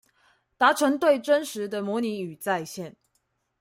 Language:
Chinese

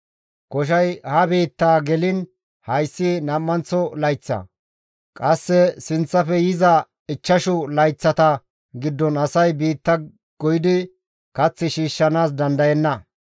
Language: Gamo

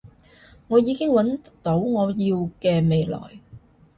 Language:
Cantonese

